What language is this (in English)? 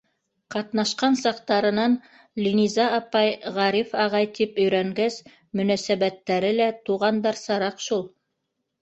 Bashkir